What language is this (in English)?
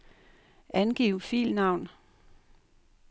Danish